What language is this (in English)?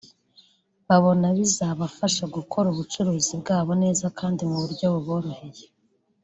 Kinyarwanda